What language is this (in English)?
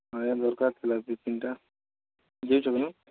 Odia